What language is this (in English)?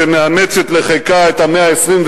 Hebrew